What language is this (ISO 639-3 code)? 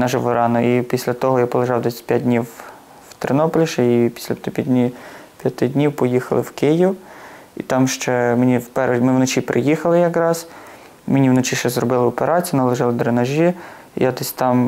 ukr